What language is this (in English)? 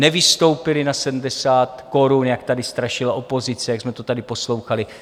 Czech